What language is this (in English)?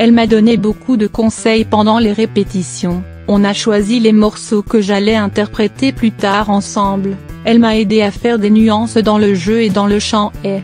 French